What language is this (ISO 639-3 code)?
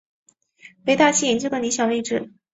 zho